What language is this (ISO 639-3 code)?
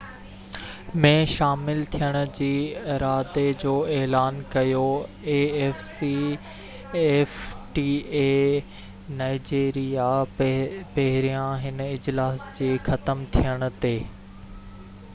snd